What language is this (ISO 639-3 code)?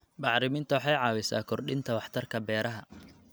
som